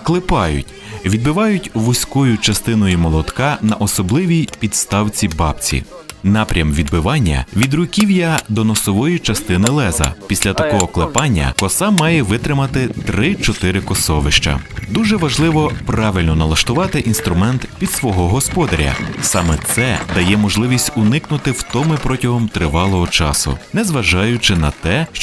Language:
Ukrainian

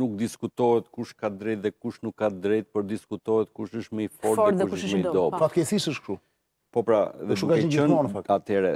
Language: Romanian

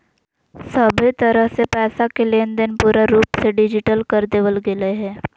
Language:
Magahi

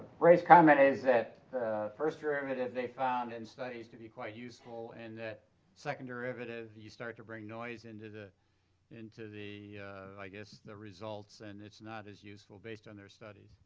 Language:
English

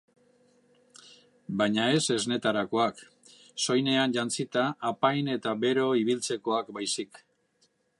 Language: Basque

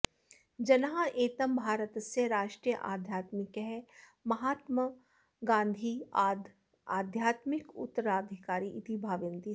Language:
Sanskrit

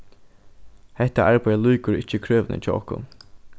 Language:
Faroese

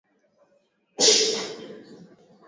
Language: Swahili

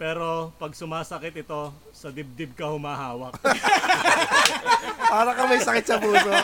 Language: Filipino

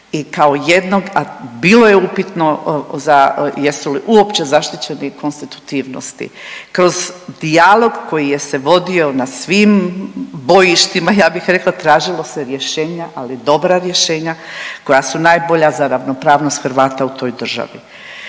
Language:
Croatian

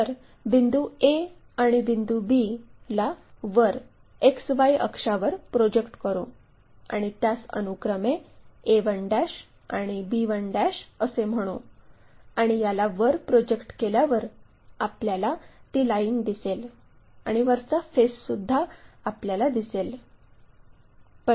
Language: Marathi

